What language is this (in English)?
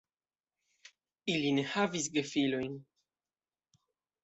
Esperanto